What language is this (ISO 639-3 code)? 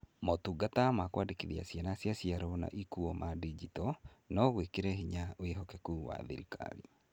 kik